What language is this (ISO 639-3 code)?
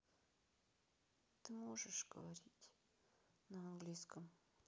rus